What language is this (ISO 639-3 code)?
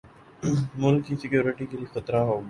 urd